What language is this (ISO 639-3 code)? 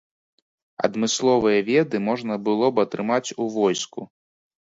bel